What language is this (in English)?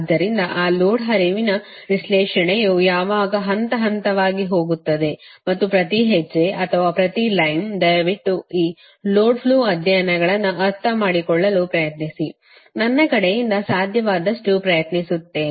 Kannada